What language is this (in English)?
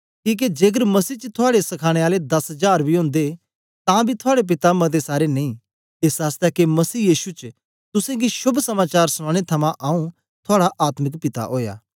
Dogri